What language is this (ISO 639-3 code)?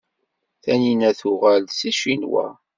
kab